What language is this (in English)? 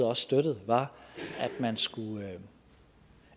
Danish